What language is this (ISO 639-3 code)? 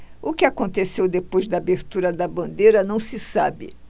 por